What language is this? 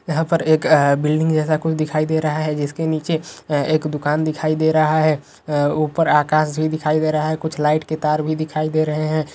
Magahi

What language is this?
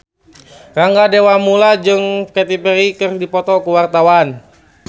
Sundanese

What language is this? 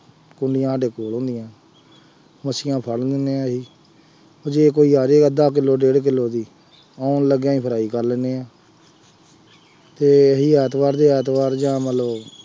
Punjabi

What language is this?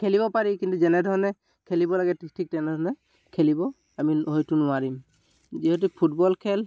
Assamese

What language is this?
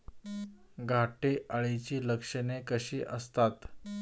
Marathi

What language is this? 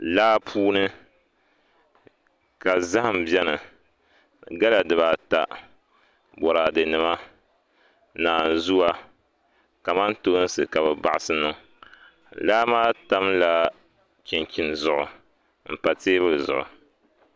Dagbani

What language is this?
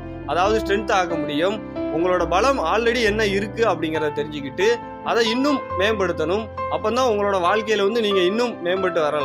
Tamil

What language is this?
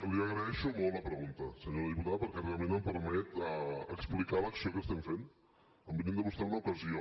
Catalan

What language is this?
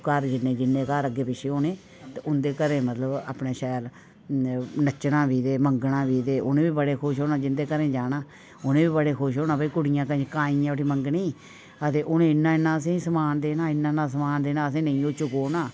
Dogri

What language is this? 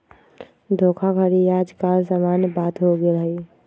Magahi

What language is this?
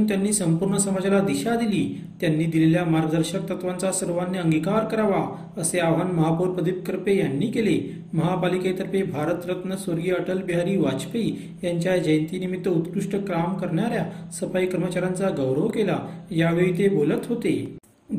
Marathi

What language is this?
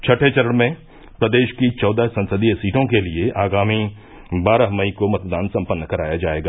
Hindi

